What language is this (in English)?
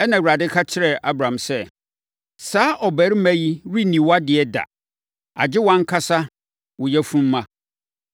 Akan